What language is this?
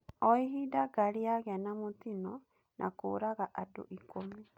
Kikuyu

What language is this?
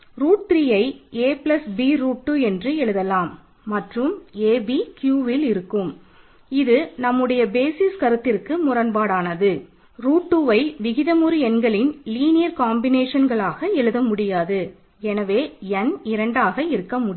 Tamil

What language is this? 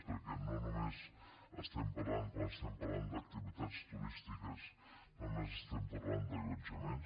Catalan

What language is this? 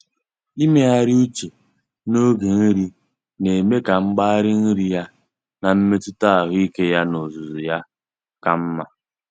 Igbo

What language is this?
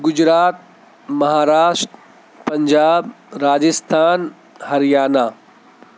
Urdu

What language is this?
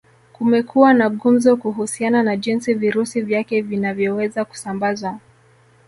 Swahili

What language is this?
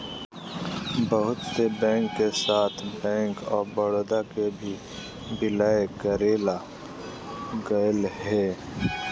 Magahi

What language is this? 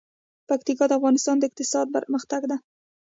Pashto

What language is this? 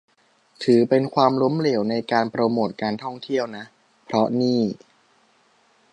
Thai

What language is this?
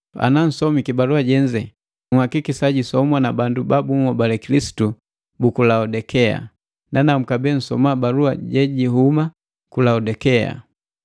Matengo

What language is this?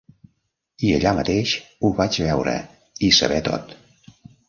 Catalan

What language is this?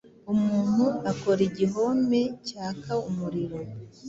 Kinyarwanda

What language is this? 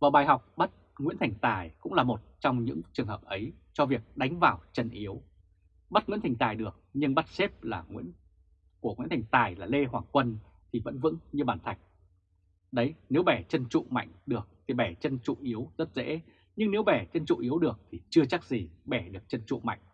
Vietnamese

